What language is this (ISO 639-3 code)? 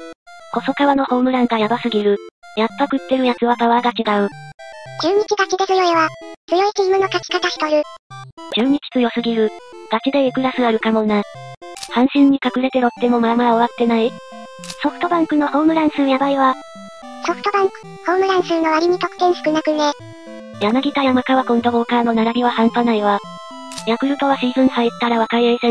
jpn